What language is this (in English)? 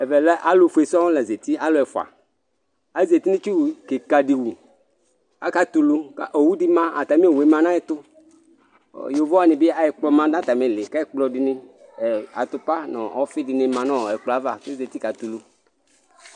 Ikposo